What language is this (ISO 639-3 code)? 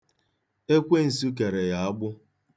ibo